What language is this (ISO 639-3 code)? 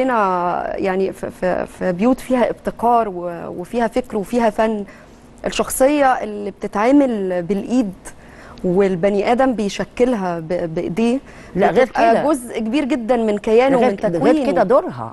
ara